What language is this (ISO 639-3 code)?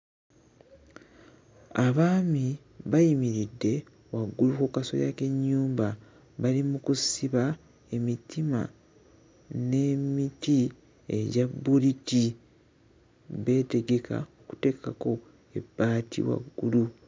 lug